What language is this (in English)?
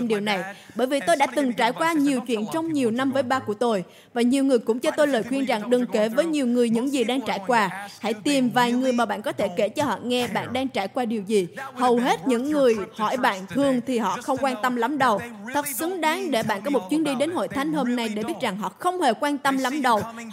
Vietnamese